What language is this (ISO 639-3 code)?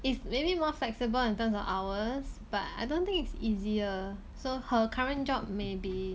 eng